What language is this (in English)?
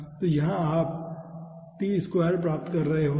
Hindi